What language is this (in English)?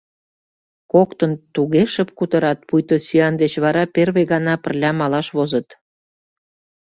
Mari